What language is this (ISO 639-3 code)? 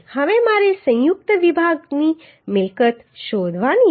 guj